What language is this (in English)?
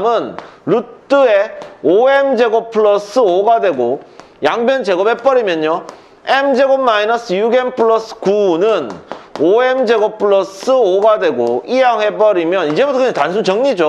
Korean